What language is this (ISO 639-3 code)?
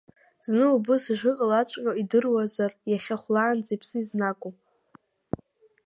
abk